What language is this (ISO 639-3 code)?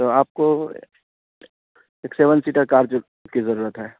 urd